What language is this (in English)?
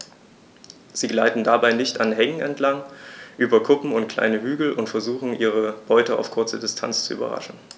German